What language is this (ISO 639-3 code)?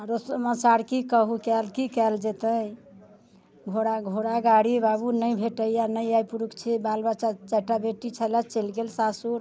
mai